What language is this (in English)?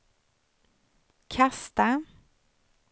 Swedish